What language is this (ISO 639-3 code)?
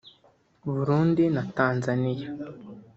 kin